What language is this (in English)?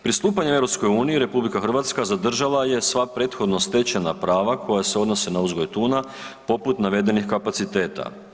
Croatian